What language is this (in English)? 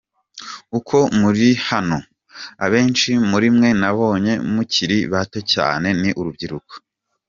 Kinyarwanda